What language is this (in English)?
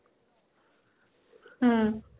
Punjabi